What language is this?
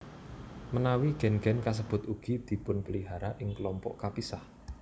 Javanese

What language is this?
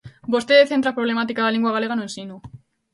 Galician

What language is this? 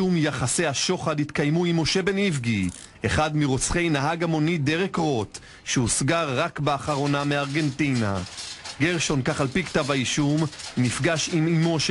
Hebrew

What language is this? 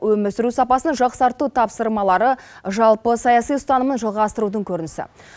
Kazakh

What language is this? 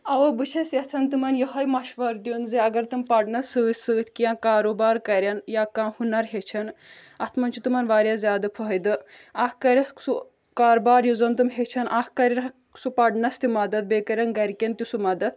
Kashmiri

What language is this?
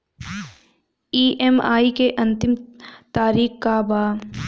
Bhojpuri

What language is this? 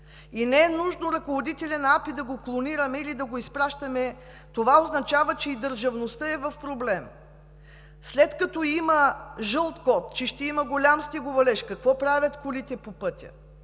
Bulgarian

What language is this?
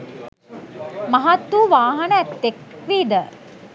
Sinhala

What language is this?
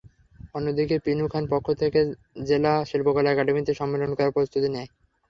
Bangla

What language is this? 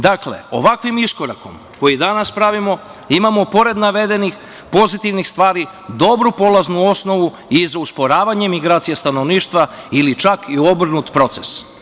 Serbian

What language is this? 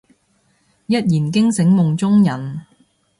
Cantonese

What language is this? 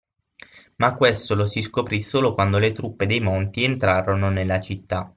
Italian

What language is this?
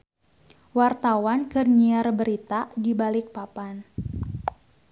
Sundanese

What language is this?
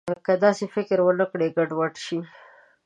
Pashto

